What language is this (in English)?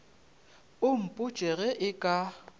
Northern Sotho